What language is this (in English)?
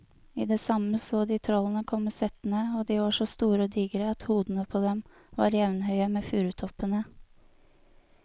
Norwegian